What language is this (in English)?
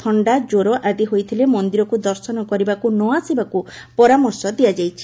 Odia